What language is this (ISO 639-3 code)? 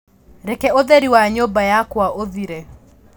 kik